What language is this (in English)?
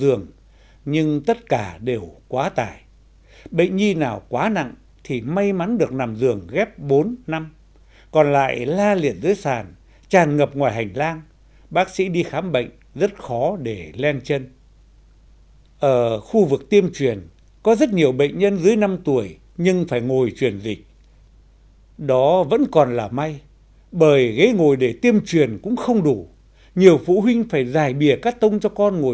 Vietnamese